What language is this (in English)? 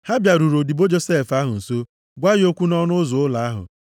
Igbo